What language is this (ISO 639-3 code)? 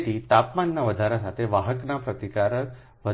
guj